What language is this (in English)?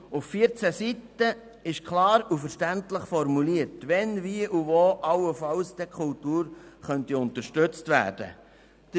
Swiss German